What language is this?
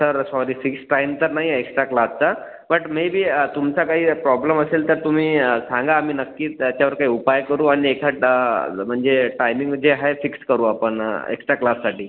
Marathi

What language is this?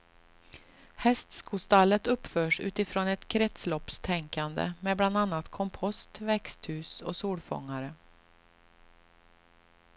Swedish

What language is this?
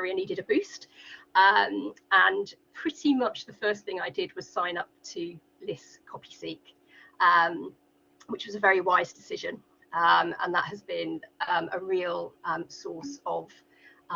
English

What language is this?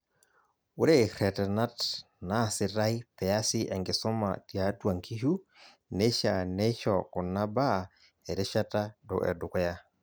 Masai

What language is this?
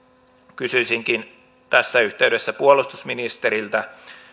Finnish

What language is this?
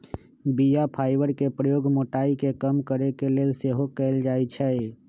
Magahi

